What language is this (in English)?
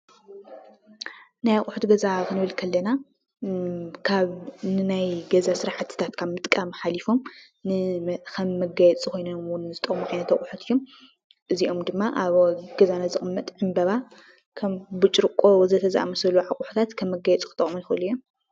Tigrinya